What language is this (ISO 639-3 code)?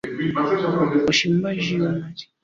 swa